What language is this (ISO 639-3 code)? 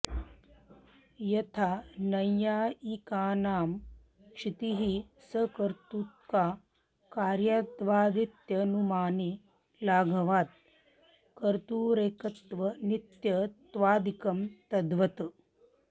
san